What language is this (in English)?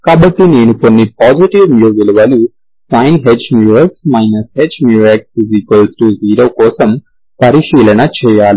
Telugu